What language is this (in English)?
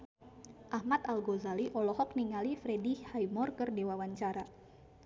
Sundanese